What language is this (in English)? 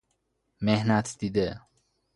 Persian